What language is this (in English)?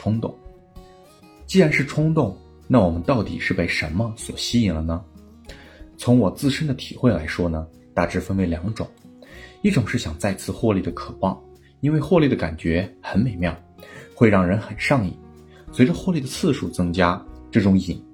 Chinese